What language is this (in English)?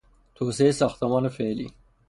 Persian